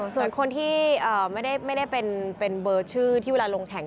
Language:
Thai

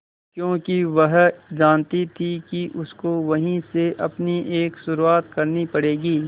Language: Hindi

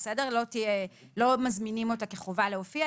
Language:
Hebrew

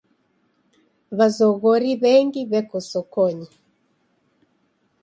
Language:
Taita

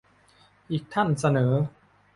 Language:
Thai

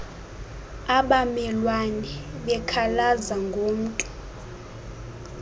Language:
Xhosa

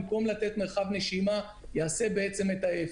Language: Hebrew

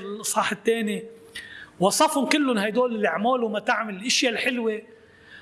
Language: Arabic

